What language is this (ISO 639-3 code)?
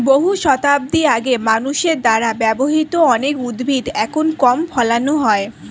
ben